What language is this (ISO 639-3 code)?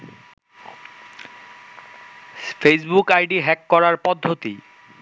ben